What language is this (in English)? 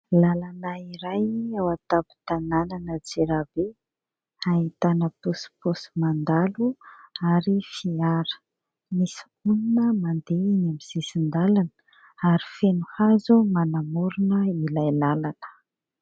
Malagasy